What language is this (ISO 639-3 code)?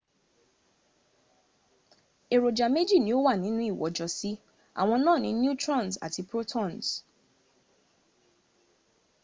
yor